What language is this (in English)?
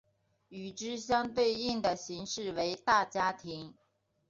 Chinese